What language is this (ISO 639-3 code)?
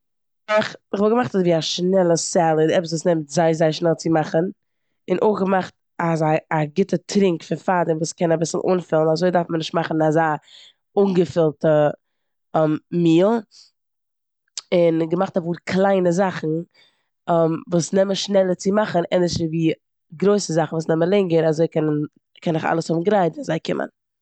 yid